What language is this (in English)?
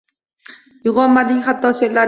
Uzbek